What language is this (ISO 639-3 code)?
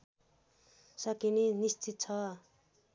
nep